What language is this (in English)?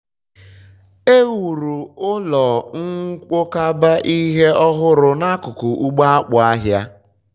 Igbo